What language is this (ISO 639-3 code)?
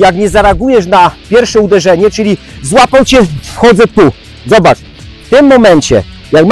pol